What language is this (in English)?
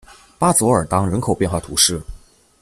Chinese